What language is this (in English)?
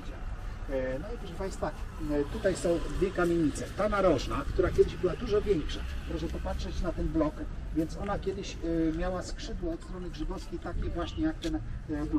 Polish